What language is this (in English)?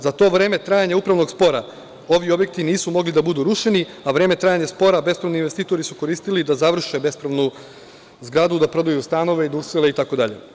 Serbian